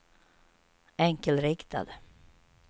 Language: Swedish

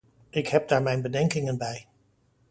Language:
Dutch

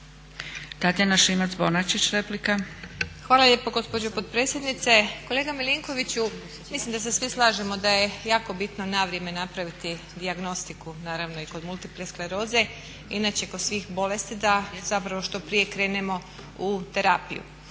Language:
Croatian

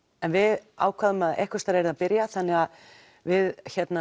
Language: Icelandic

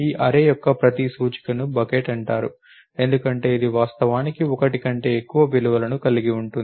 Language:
Telugu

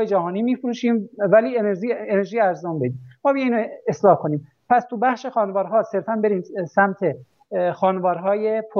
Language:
Persian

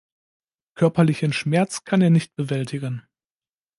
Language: German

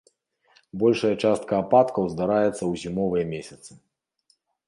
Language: Belarusian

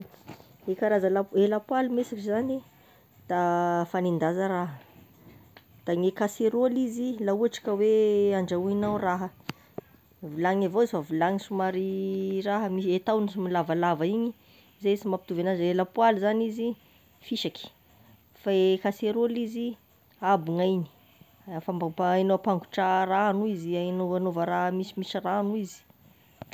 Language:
Tesaka Malagasy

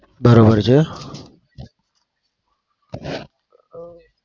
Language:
Gujarati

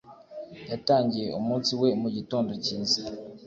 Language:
Kinyarwanda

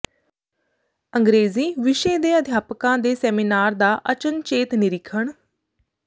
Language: Punjabi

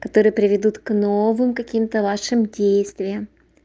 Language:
Russian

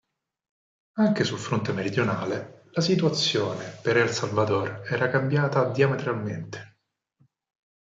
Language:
Italian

